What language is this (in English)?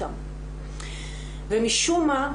Hebrew